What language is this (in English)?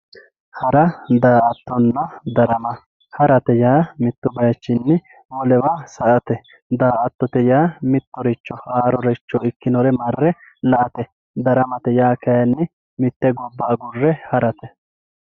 Sidamo